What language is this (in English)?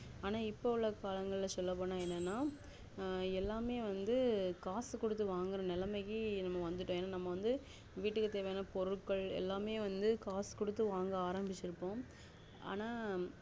Tamil